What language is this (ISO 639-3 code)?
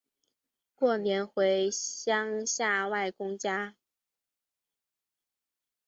zho